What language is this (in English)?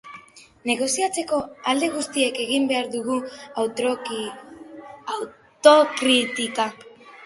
Basque